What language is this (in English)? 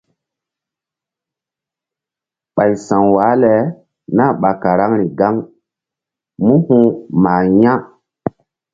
Mbum